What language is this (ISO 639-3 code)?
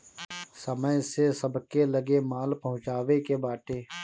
bho